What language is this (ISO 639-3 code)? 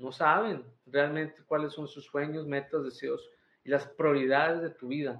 spa